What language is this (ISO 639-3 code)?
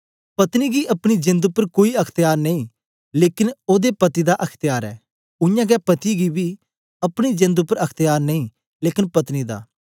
doi